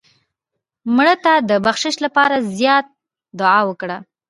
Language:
Pashto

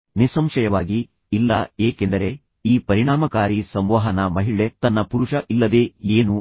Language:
Kannada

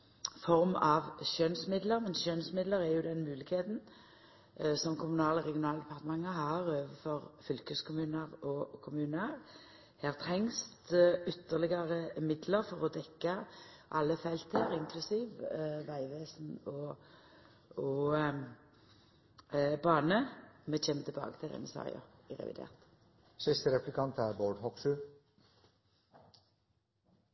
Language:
Norwegian Nynorsk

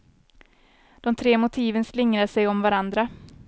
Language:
Swedish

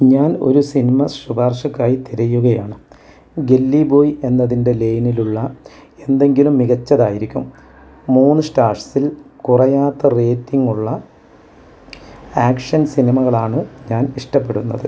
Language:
Malayalam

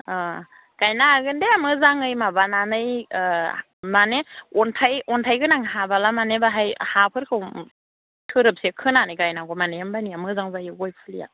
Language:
Bodo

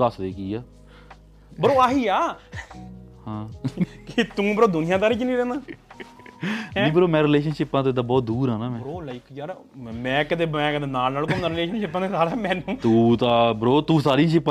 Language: Punjabi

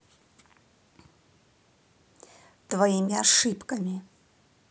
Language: Russian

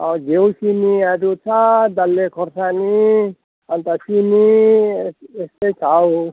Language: Nepali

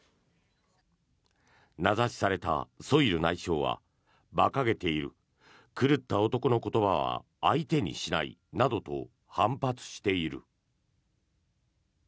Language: Japanese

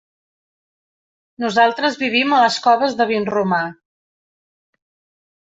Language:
Catalan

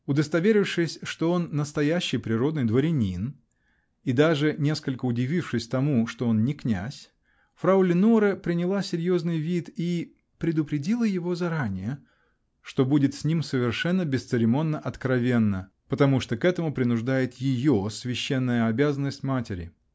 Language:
Russian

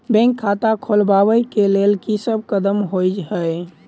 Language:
Maithili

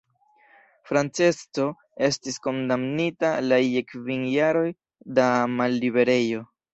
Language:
Esperanto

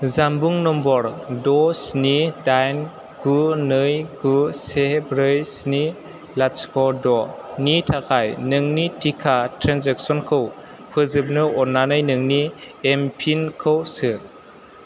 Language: Bodo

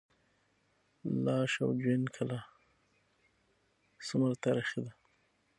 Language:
Pashto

